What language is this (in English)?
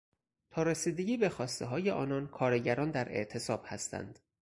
Persian